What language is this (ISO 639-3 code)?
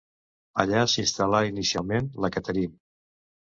cat